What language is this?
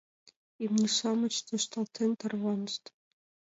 Mari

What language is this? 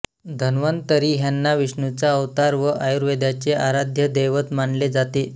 Marathi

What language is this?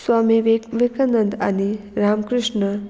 Konkani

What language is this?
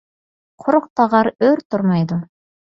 Uyghur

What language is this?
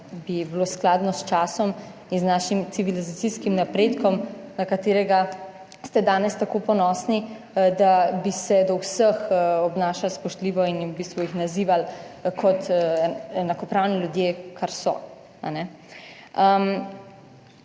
Slovenian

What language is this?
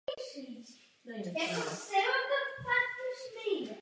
Czech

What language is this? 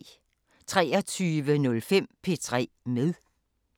Danish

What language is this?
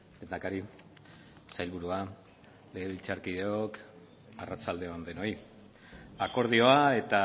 Basque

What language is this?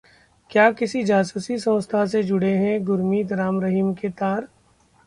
Hindi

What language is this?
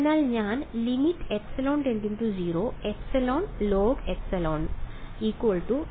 Malayalam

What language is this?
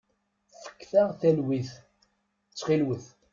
Kabyle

